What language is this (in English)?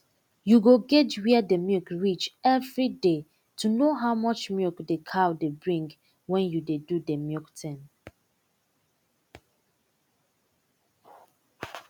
Nigerian Pidgin